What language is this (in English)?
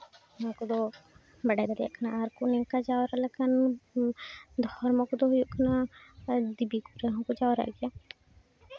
Santali